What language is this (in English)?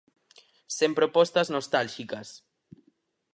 Galician